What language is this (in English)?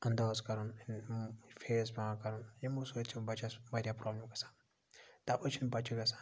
Kashmiri